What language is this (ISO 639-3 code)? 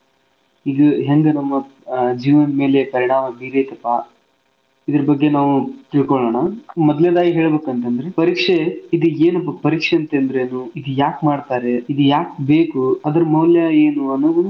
kan